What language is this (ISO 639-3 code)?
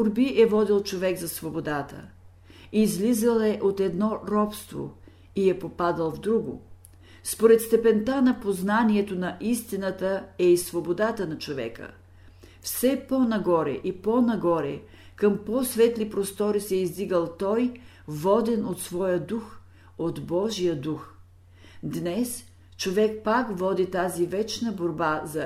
bul